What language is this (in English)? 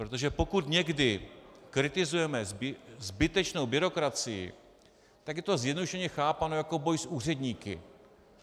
Czech